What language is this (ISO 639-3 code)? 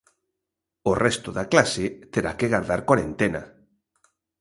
glg